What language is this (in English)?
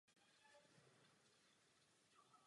Czech